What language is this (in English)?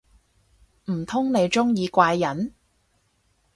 Cantonese